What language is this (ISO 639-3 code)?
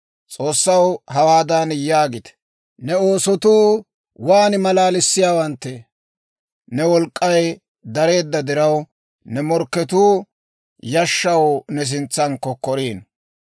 dwr